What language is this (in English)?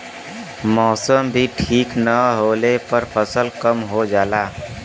Bhojpuri